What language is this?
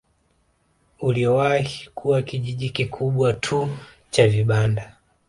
Swahili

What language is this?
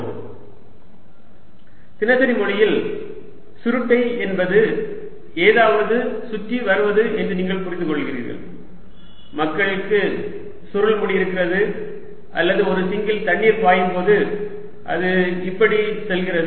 Tamil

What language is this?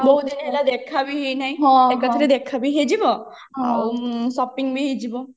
Odia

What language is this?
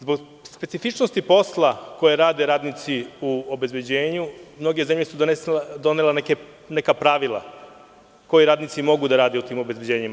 Serbian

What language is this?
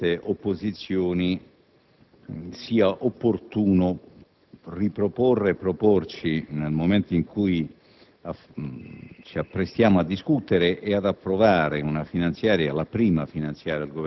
Italian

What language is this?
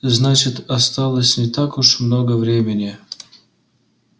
Russian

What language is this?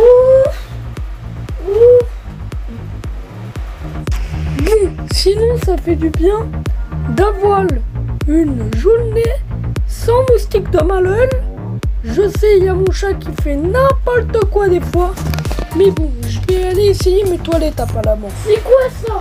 French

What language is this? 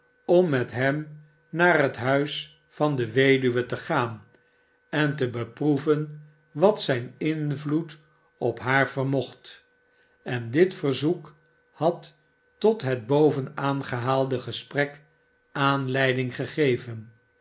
Dutch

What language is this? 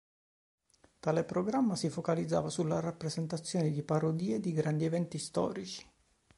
Italian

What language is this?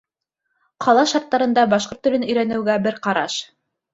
Bashkir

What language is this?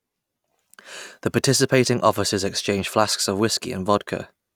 English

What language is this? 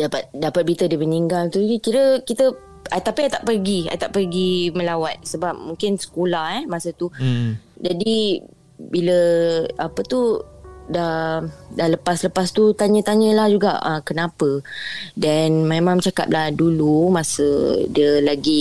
Malay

